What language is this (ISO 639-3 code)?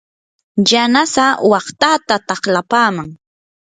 qur